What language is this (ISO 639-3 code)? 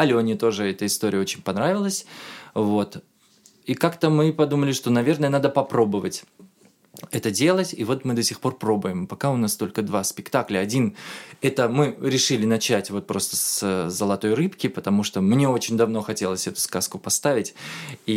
rus